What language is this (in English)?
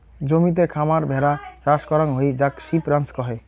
Bangla